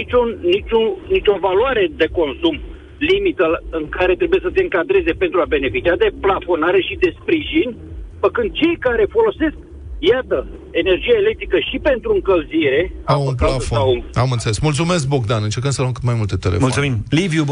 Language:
Romanian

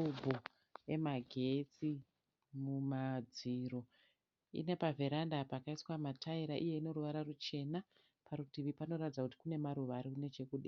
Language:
Shona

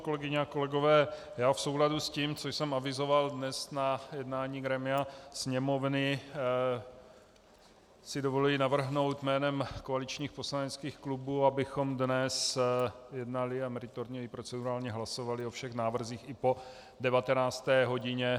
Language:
Czech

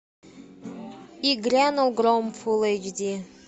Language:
Russian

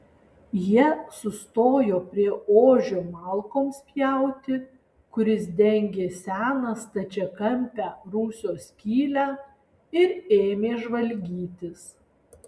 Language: Lithuanian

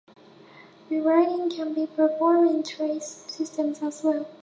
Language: English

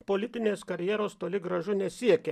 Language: Lithuanian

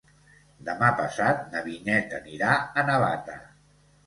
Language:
Catalan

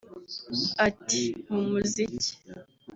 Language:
Kinyarwanda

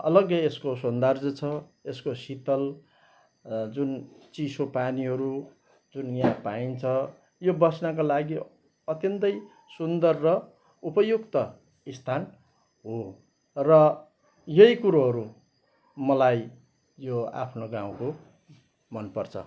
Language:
Nepali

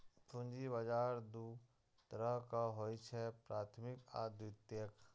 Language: Maithili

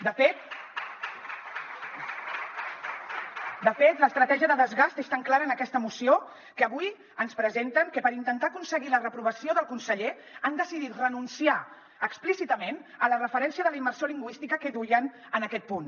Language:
Catalan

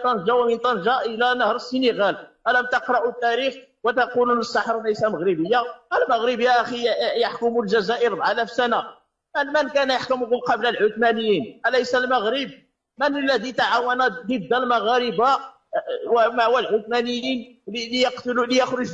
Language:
Arabic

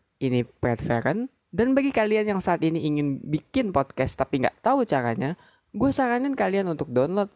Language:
Indonesian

